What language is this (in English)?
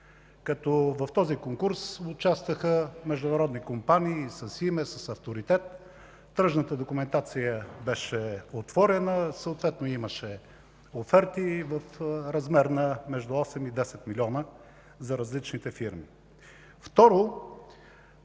Bulgarian